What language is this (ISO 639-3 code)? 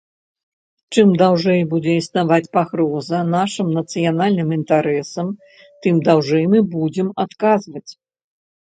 bel